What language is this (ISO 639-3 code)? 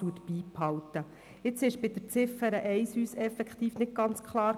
gsw